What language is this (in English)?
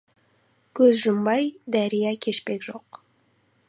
Kazakh